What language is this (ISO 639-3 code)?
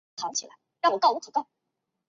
zho